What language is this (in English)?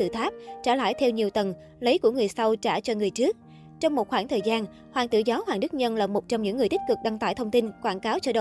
Vietnamese